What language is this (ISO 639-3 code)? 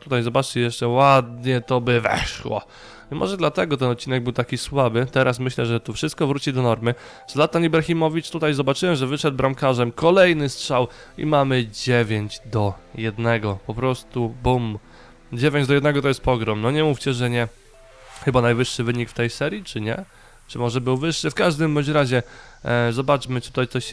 pol